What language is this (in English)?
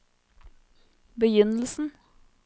Norwegian